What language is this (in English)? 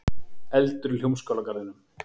Icelandic